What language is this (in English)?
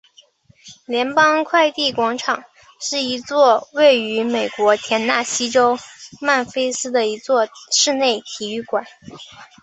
Chinese